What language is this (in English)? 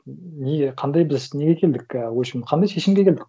Kazakh